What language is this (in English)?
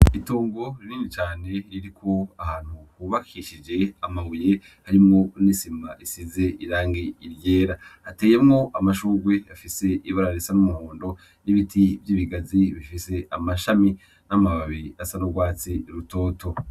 Rundi